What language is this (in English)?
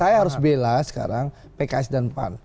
Indonesian